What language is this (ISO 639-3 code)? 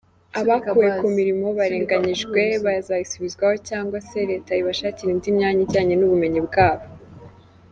kin